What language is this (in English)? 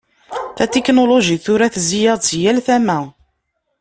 Kabyle